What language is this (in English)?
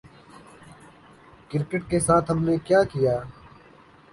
Urdu